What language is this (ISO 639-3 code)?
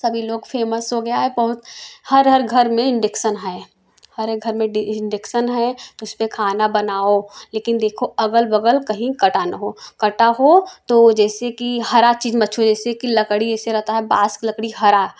hin